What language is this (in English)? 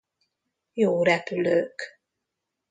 Hungarian